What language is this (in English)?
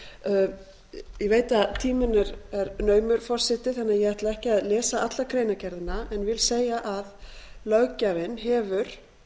Icelandic